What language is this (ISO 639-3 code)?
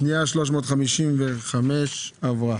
heb